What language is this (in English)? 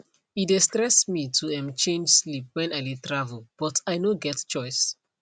Nigerian Pidgin